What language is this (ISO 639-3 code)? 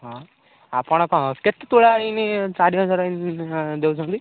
ori